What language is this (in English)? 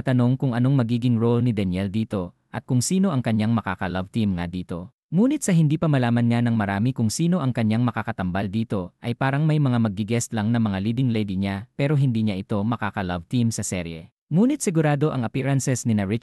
Filipino